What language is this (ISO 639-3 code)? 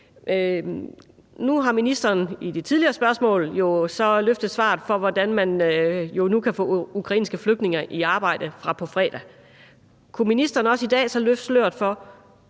dan